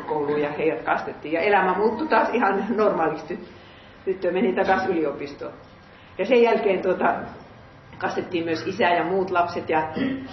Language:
Finnish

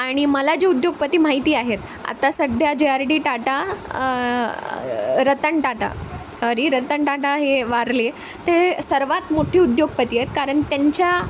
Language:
Marathi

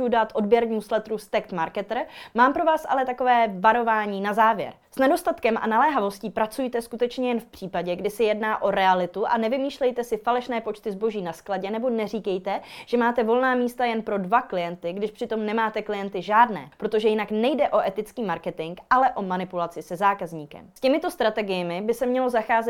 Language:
Czech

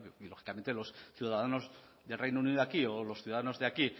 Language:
Spanish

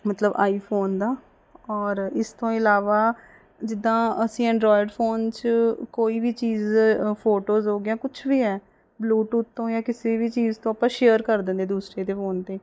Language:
Punjabi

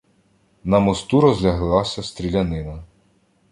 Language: Ukrainian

